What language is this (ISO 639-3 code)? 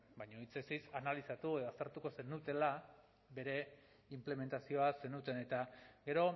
eus